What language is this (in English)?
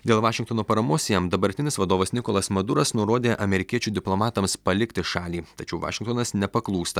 Lithuanian